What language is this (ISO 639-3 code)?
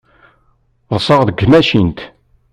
kab